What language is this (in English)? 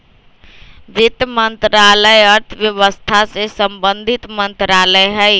Magahi